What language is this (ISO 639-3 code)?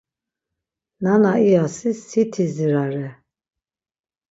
lzz